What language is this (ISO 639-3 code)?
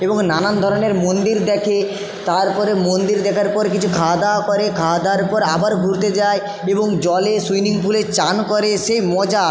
ben